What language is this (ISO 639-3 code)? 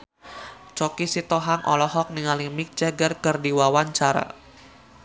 sun